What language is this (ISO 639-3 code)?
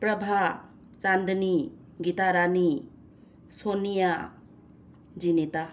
mni